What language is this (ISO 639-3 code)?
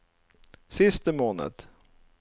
nor